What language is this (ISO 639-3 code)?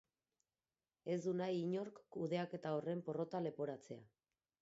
eus